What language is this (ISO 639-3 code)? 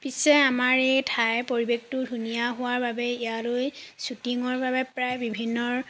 asm